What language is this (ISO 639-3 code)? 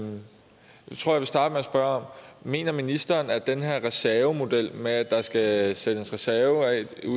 dan